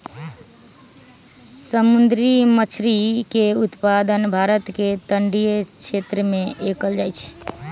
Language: Magahi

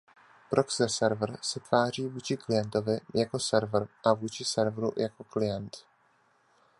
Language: Czech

